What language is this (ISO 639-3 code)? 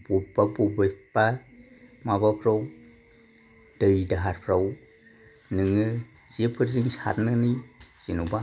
brx